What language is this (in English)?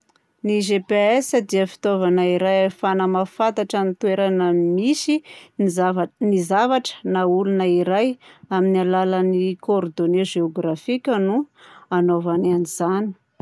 Southern Betsimisaraka Malagasy